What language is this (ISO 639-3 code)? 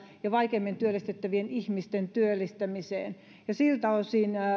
fin